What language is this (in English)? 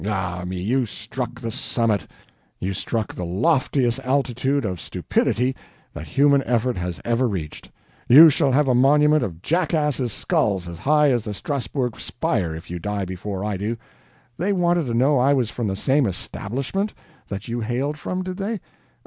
English